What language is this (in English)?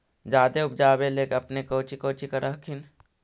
Magahi